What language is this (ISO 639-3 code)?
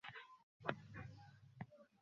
ben